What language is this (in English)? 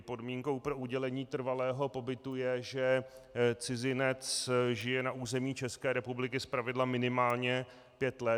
Czech